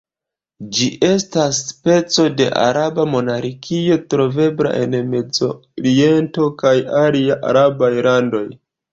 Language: Esperanto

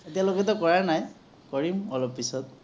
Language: Assamese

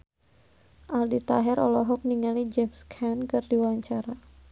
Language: Sundanese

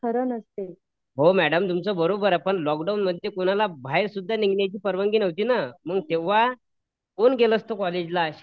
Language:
Marathi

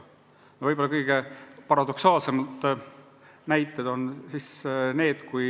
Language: Estonian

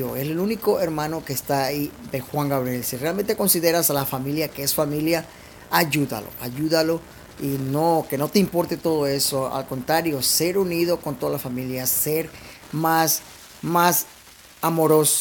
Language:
Spanish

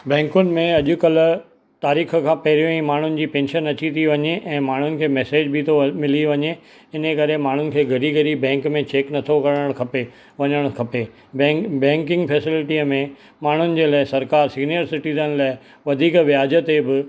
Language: Sindhi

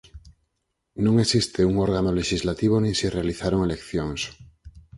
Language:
Galician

